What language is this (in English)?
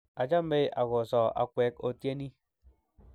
Kalenjin